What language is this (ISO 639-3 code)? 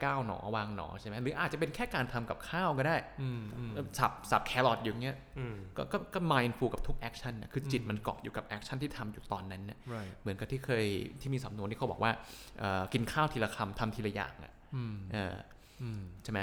tha